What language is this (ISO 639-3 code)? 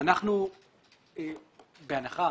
heb